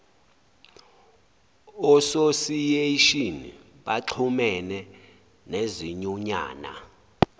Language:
Zulu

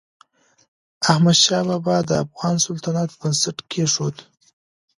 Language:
Pashto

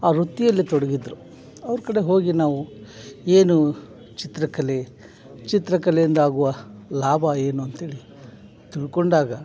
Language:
Kannada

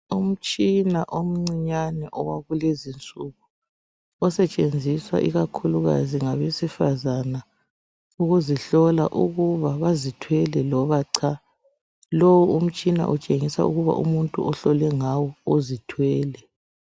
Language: North Ndebele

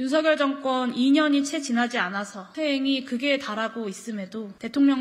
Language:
Korean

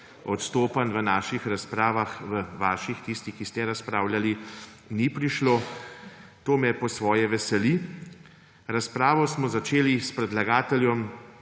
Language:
Slovenian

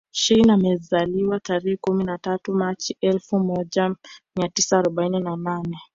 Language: Swahili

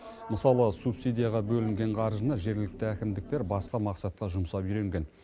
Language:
Kazakh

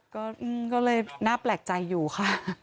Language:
Thai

